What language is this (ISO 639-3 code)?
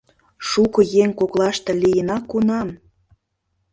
chm